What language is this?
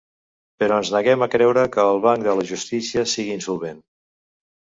Catalan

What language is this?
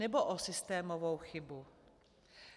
Czech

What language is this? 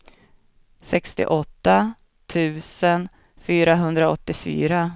Swedish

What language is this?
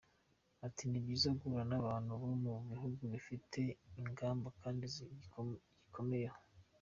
Kinyarwanda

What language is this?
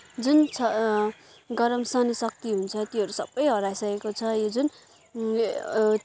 Nepali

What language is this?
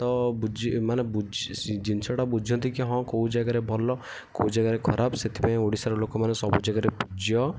Odia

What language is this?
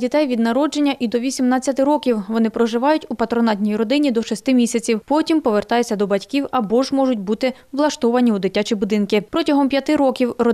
Ukrainian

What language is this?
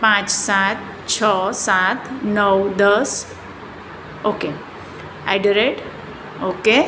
Gujarati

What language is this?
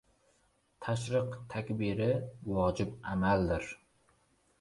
Uzbek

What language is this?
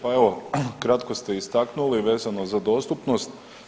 Croatian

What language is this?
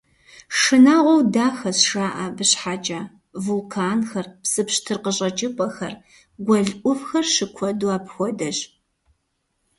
Kabardian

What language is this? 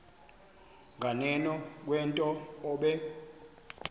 Xhosa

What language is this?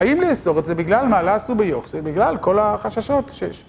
Hebrew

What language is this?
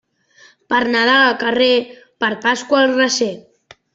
Catalan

